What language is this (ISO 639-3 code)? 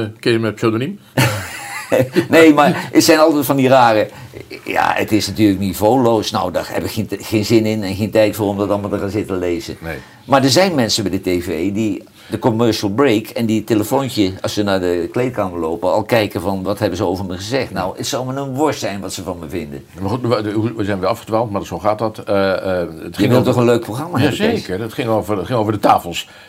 nld